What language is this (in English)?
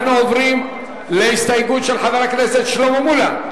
Hebrew